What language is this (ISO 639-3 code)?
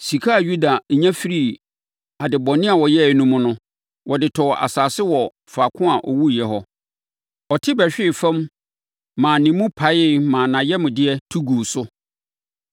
aka